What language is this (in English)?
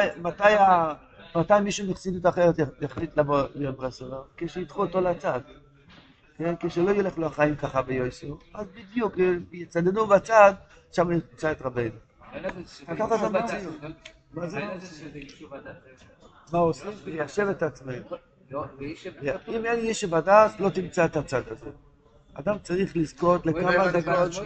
Hebrew